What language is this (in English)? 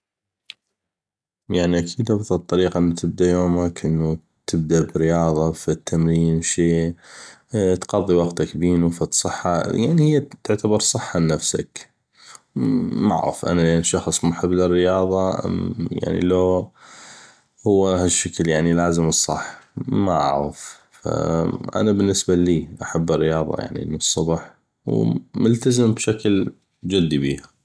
North Mesopotamian Arabic